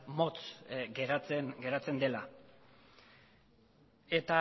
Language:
Basque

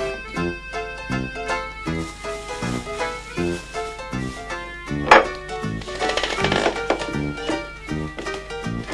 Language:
Russian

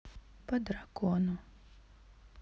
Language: Russian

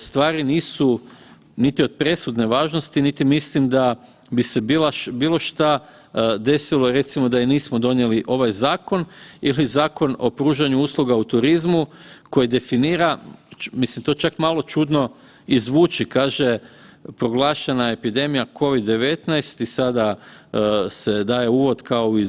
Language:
Croatian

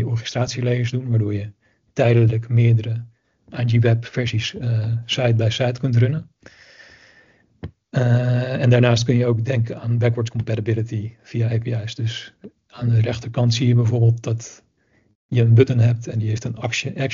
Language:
Dutch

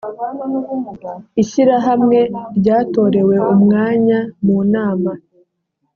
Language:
Kinyarwanda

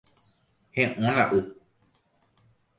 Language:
Guarani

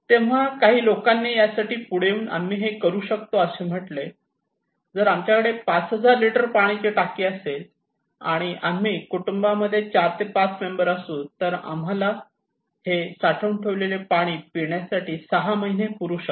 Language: Marathi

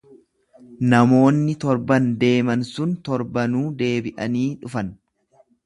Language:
Oromo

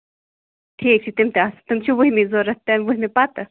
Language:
Kashmiri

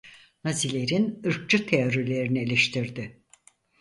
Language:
Turkish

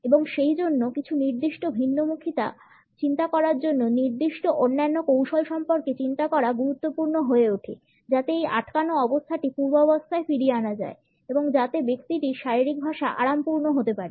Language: Bangla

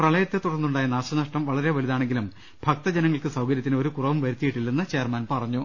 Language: Malayalam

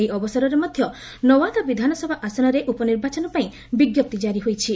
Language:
Odia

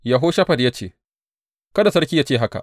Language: Hausa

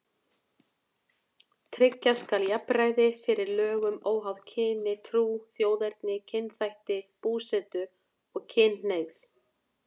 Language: Icelandic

